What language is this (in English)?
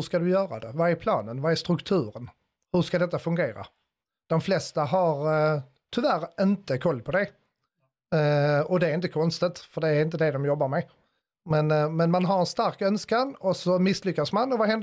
Swedish